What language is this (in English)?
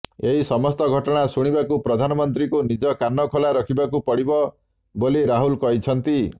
Odia